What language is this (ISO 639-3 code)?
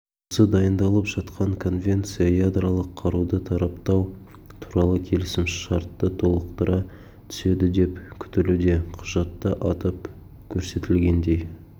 kaz